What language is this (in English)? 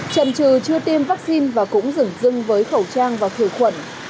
Vietnamese